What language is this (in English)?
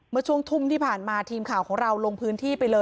Thai